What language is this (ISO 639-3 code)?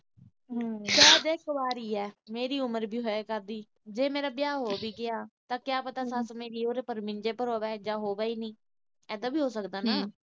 pan